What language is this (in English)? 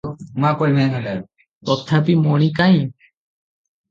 Odia